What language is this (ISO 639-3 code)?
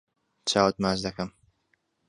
ckb